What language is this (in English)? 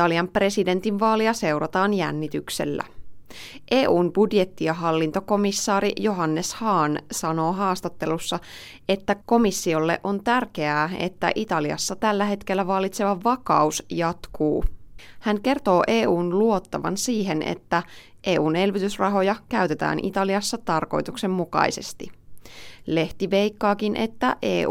Finnish